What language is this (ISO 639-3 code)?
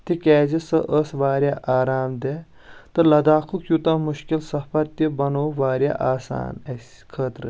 kas